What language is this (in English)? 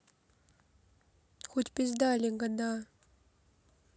Russian